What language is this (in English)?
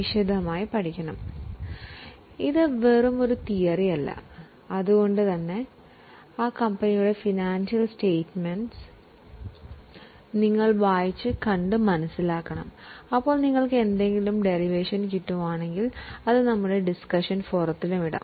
Malayalam